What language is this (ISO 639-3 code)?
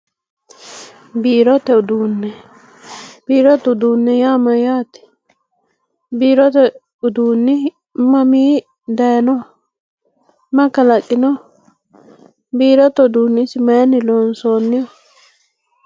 sid